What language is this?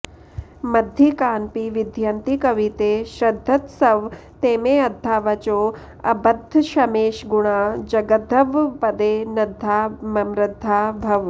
Sanskrit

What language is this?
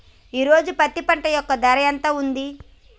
Telugu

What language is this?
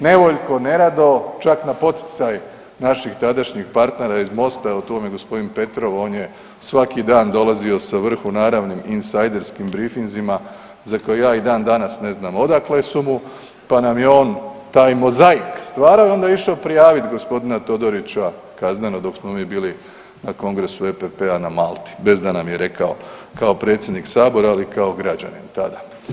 Croatian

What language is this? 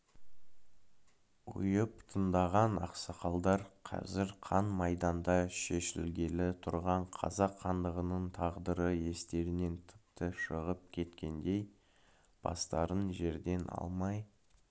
Kazakh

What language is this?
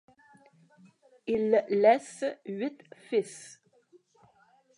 French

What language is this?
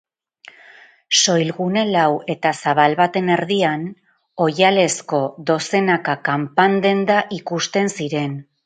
Basque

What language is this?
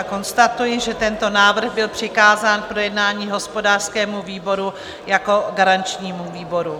Czech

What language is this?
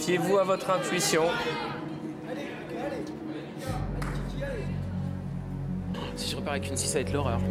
French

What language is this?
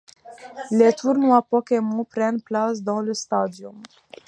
French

